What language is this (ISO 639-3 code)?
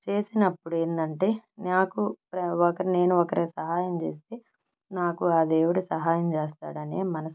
tel